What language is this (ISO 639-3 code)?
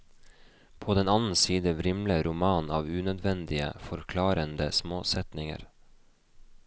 nor